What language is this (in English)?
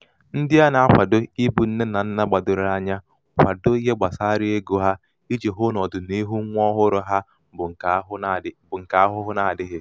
Igbo